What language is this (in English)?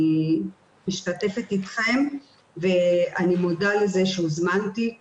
Hebrew